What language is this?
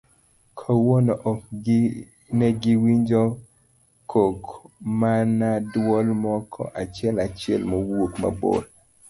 Luo (Kenya and Tanzania)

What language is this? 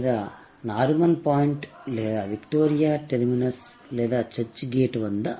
Telugu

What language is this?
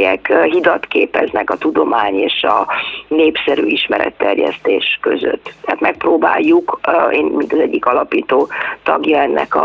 Hungarian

